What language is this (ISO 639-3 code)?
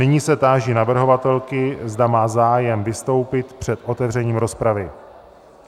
ces